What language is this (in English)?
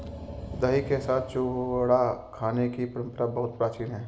Hindi